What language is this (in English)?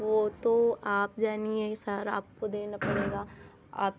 Hindi